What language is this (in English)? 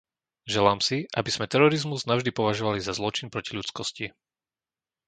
Slovak